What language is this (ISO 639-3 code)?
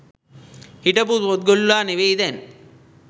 sin